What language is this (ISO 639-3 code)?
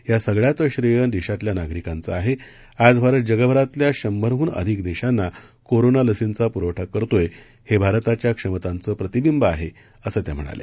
mar